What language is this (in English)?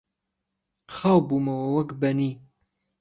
Central Kurdish